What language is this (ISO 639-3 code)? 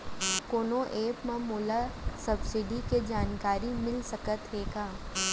hne